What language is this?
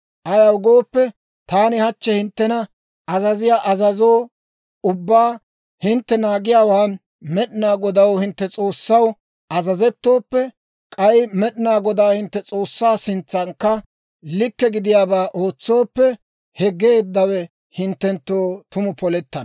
Dawro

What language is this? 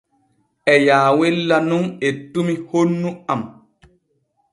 Borgu Fulfulde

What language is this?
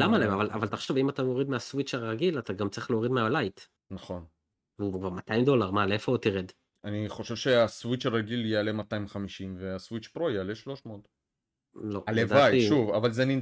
Hebrew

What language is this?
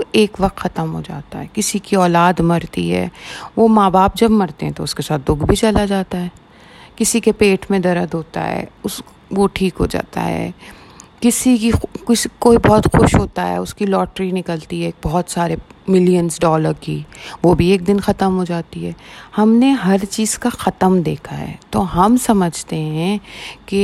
Urdu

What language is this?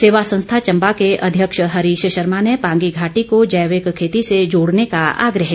Hindi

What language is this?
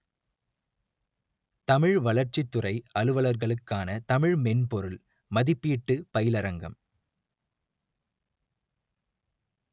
Tamil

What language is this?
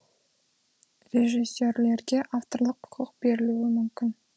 Kazakh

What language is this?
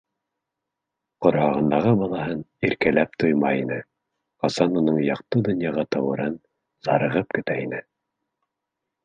Bashkir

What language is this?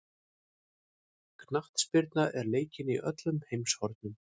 Icelandic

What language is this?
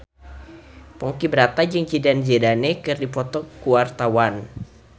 Sundanese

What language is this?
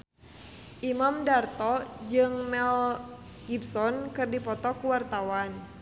Sundanese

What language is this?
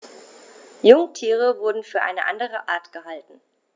German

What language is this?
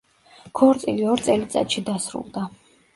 Georgian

